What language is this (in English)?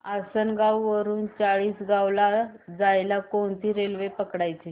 Marathi